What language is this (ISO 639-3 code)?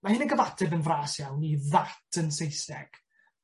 cym